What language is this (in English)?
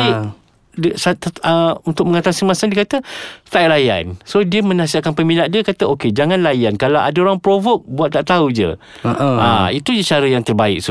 Malay